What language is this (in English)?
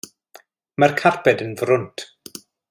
Welsh